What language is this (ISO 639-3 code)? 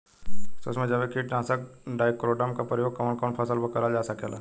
bho